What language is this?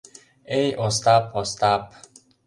Mari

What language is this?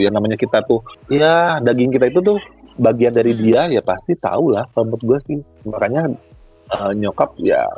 Indonesian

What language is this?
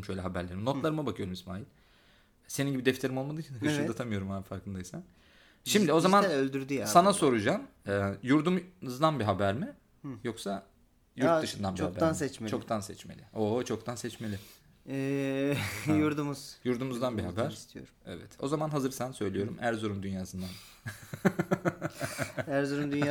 Turkish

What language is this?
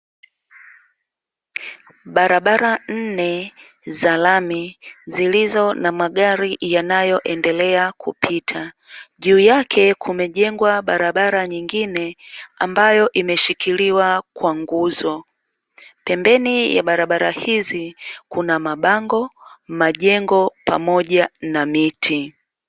Swahili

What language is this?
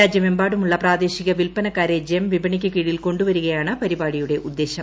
Malayalam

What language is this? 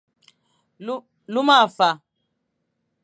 Fang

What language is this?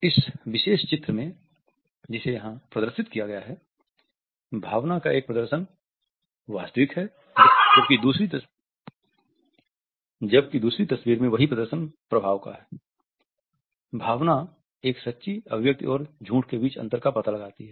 Hindi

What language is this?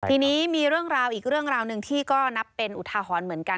Thai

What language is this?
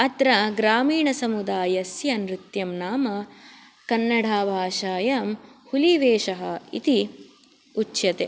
Sanskrit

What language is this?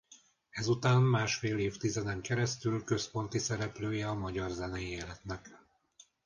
Hungarian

